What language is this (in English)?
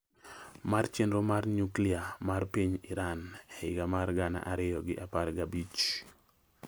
Luo (Kenya and Tanzania)